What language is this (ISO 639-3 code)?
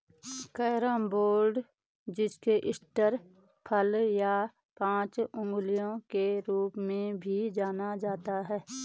hin